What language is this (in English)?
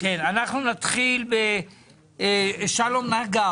Hebrew